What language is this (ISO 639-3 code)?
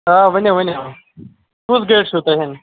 kas